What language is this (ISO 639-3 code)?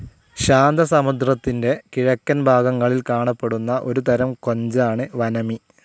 mal